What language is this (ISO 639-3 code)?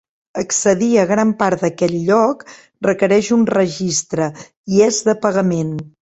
cat